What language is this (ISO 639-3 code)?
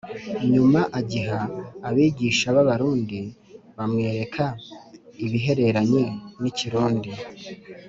kin